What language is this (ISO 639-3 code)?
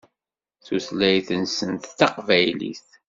kab